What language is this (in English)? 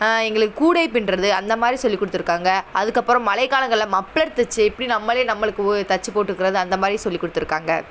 Tamil